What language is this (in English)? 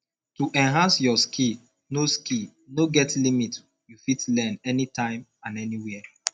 Nigerian Pidgin